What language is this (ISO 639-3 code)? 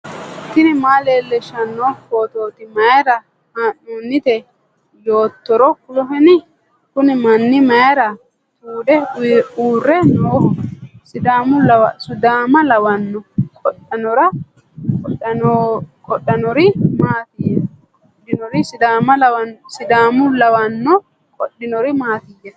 sid